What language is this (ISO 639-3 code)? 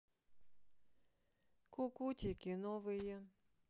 rus